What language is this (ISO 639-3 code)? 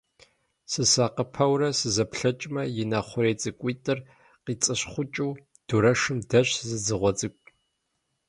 kbd